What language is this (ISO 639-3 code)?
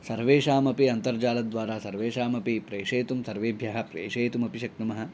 san